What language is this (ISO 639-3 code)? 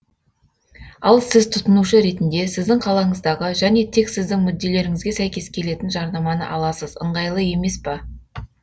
kaz